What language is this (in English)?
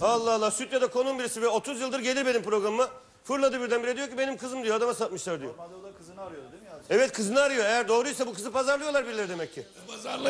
Turkish